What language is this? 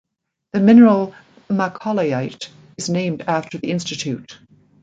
English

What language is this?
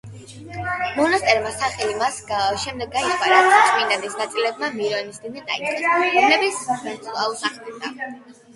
Georgian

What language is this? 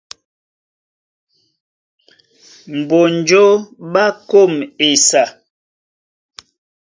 Duala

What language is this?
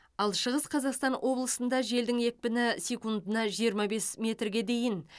Kazakh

